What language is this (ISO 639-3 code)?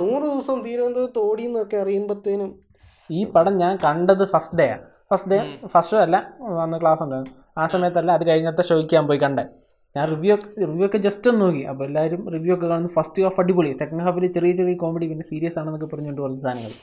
mal